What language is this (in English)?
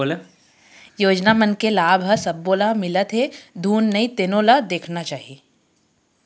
Chhattisgarhi